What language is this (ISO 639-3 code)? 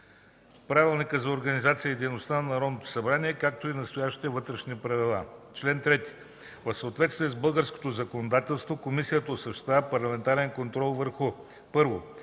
bul